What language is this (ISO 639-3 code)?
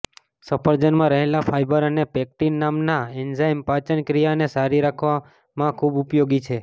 guj